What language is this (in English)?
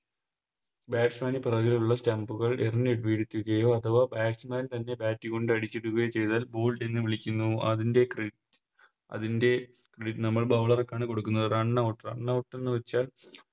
Malayalam